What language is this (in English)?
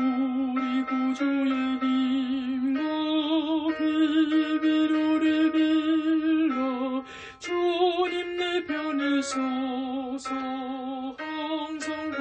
Korean